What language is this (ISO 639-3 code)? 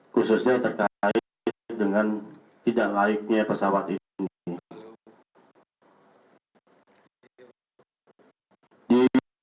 ind